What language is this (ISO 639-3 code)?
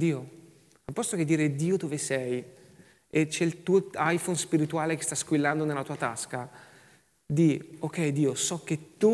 ita